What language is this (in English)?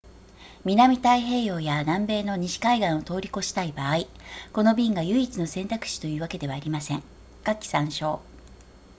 Japanese